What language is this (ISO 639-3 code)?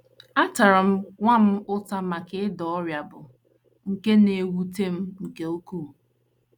ibo